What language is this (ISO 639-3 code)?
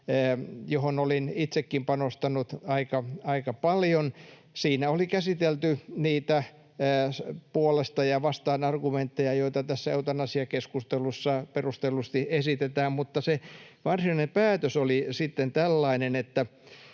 fin